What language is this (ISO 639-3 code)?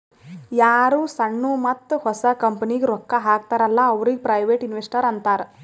kan